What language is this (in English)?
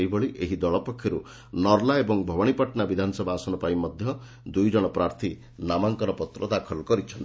Odia